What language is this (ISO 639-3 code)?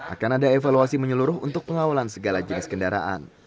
ind